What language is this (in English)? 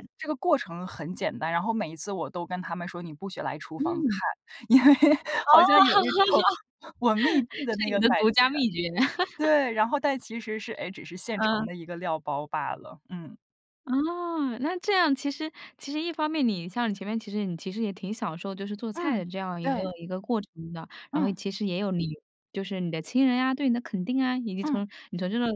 Chinese